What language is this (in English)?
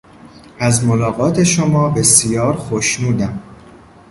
Persian